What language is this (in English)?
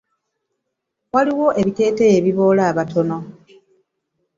Ganda